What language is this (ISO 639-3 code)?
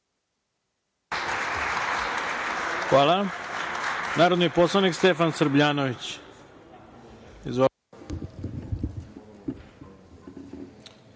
srp